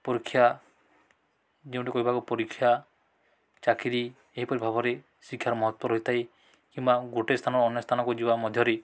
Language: Odia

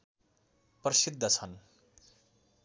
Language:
Nepali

